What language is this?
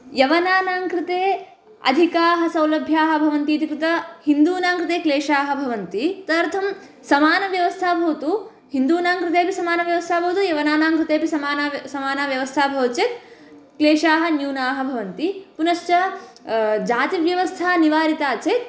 Sanskrit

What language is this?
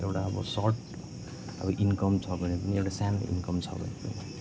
Nepali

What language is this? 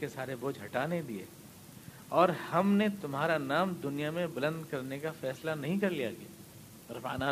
Urdu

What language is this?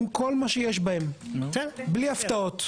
Hebrew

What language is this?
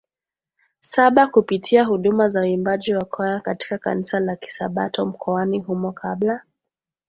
Swahili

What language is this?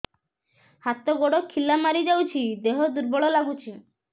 Odia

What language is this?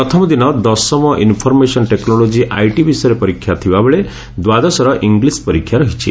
Odia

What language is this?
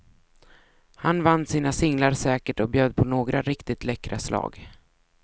Swedish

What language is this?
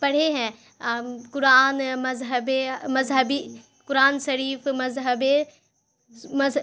Urdu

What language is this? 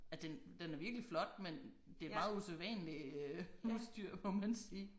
Danish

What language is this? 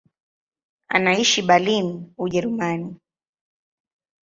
Swahili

